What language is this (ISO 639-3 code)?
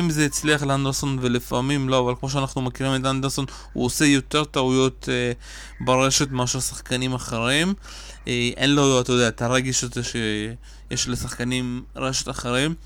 heb